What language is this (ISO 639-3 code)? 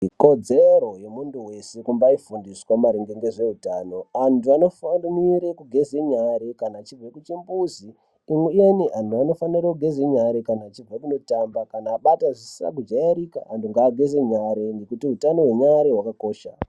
ndc